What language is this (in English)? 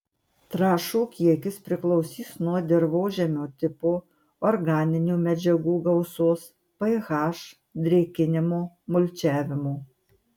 Lithuanian